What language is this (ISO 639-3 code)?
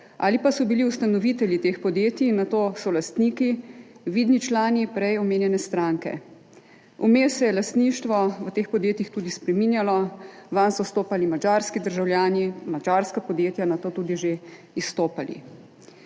slv